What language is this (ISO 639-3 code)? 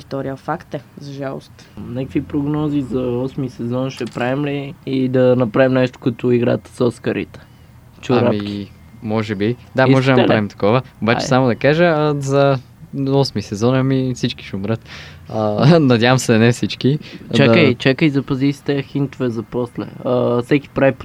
bul